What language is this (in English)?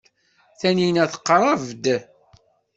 Kabyle